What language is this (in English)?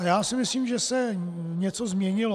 Czech